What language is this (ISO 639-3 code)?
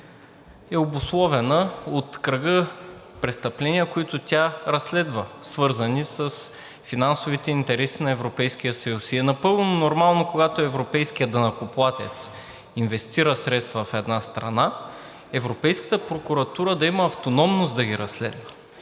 bul